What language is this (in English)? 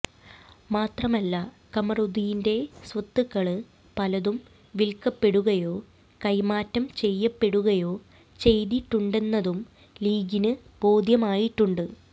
Malayalam